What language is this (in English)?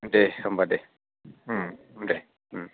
Bodo